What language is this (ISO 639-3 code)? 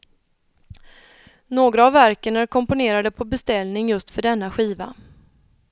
swe